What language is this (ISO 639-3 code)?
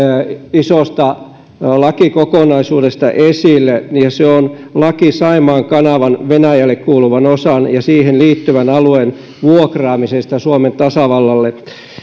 fin